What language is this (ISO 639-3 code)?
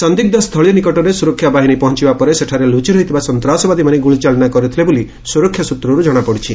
ori